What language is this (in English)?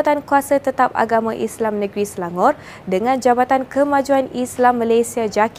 Malay